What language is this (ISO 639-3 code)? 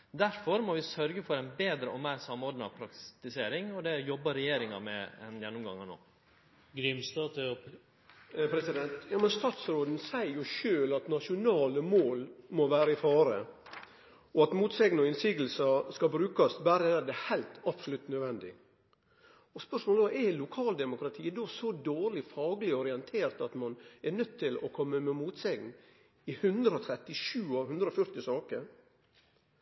nno